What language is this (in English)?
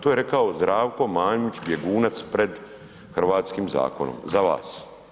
Croatian